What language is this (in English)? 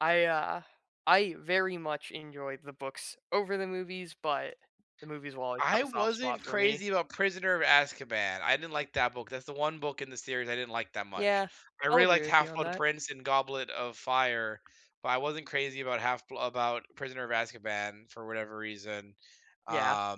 English